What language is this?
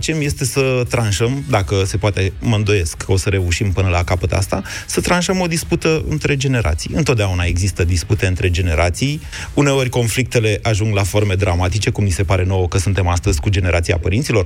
Romanian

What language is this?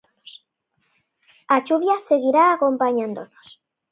Galician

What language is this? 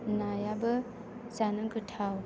Bodo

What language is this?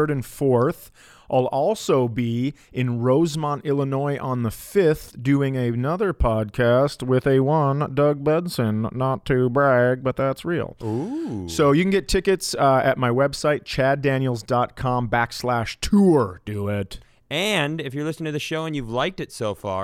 English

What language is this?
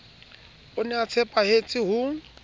Southern Sotho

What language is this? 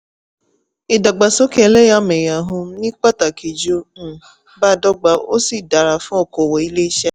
Yoruba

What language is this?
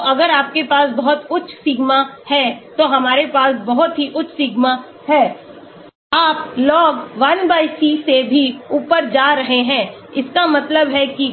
Hindi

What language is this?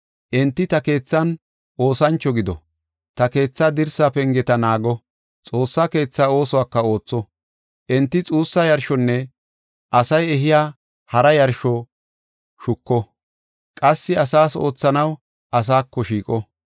Gofa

